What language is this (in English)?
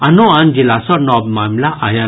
Maithili